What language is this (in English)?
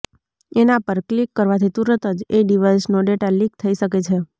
Gujarati